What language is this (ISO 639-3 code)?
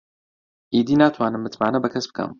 ckb